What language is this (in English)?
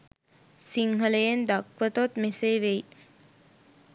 Sinhala